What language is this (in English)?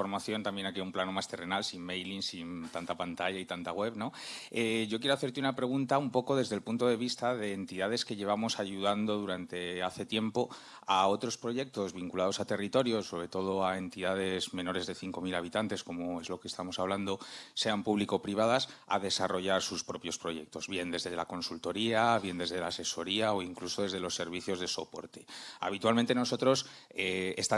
Spanish